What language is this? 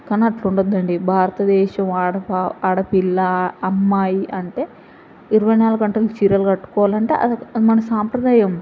Telugu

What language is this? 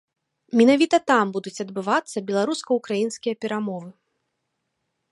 Belarusian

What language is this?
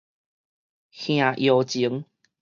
Min Nan Chinese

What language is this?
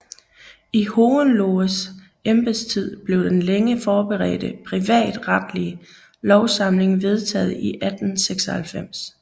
Danish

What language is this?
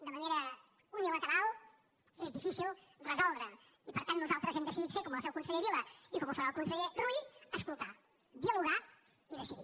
Catalan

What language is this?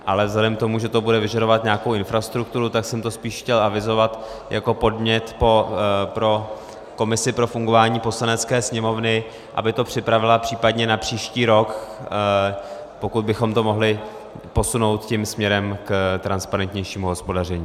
Czech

